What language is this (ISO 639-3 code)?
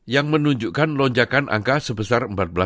ind